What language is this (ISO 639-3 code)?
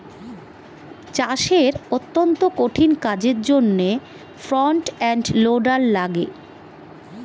ben